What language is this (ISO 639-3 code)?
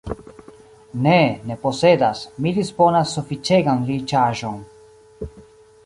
epo